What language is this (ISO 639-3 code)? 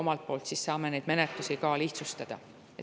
est